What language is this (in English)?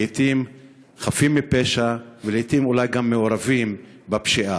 Hebrew